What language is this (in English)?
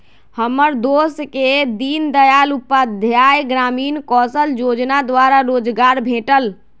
Magahi